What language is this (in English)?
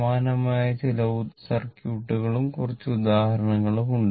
Malayalam